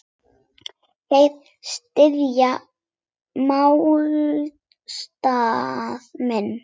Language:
Icelandic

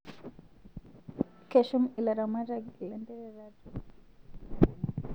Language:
Masai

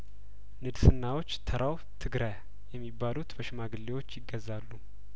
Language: Amharic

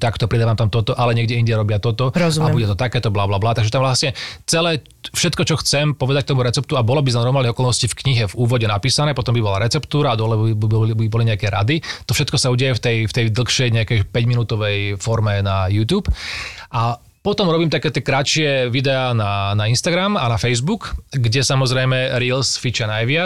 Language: Slovak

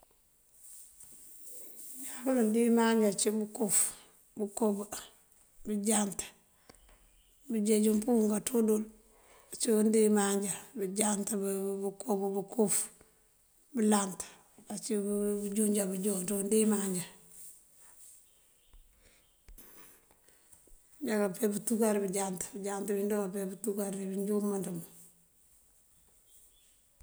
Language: Mandjak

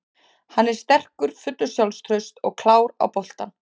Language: Icelandic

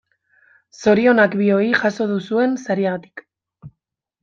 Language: Basque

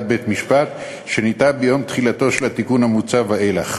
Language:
Hebrew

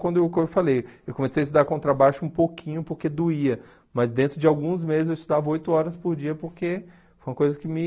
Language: Portuguese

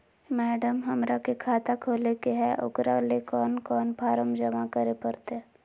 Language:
Magahi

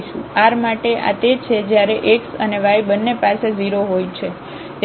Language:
Gujarati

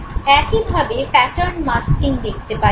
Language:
Bangla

